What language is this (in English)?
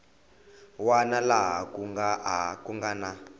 Tsonga